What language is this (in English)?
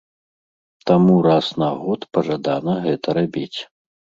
Belarusian